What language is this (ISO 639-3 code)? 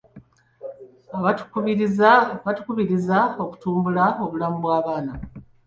lug